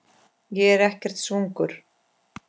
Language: Icelandic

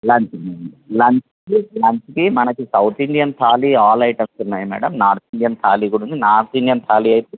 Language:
Telugu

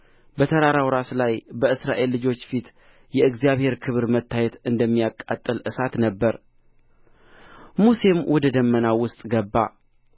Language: Amharic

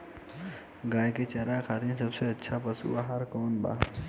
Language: Bhojpuri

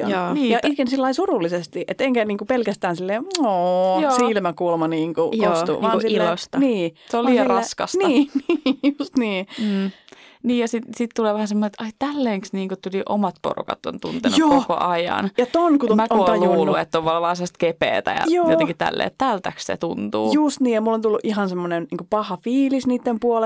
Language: Finnish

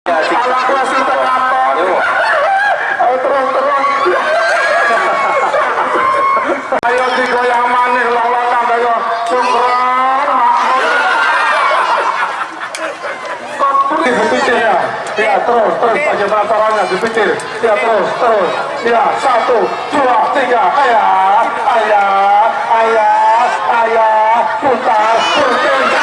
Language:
Indonesian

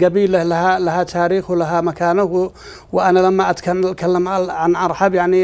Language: Arabic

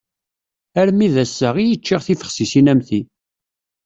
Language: Kabyle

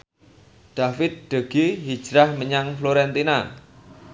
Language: Javanese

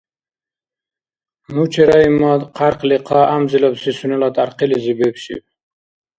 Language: Dargwa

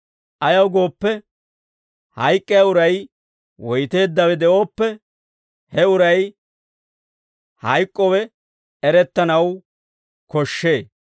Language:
Dawro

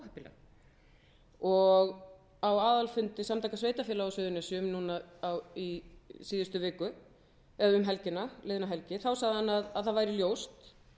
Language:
Icelandic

